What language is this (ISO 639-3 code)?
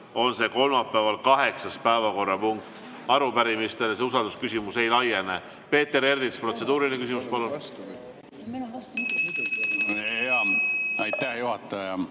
est